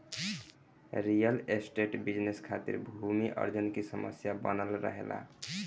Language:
Bhojpuri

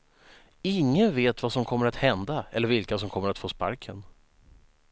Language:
Swedish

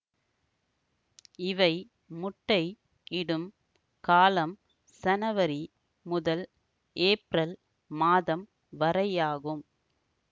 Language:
Tamil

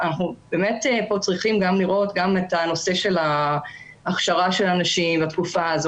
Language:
Hebrew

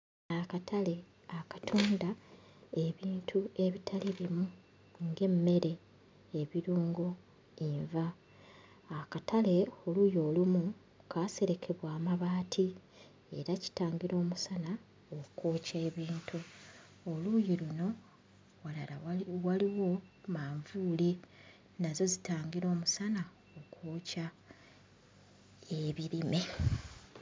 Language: Ganda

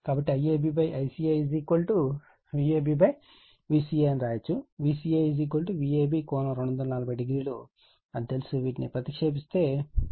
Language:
Telugu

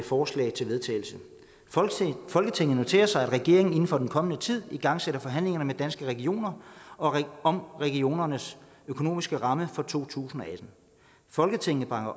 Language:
Danish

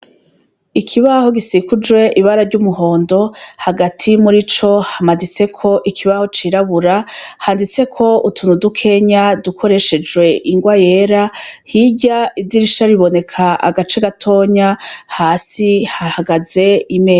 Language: Rundi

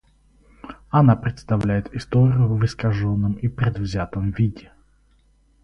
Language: Russian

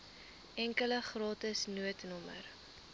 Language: Afrikaans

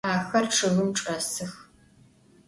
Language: Adyghe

